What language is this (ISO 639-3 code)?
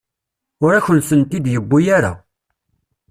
kab